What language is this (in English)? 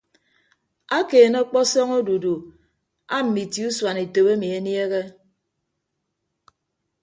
Ibibio